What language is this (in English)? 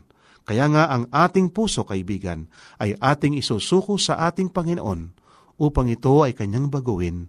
Filipino